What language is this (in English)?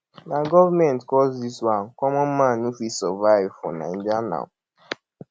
Nigerian Pidgin